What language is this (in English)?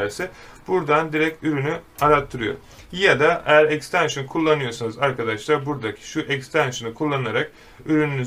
Turkish